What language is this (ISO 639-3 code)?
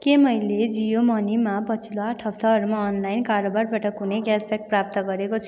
nep